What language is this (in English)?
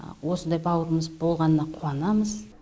Kazakh